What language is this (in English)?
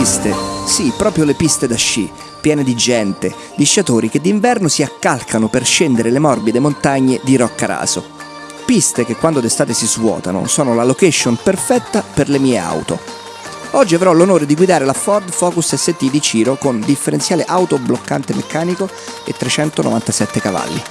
Italian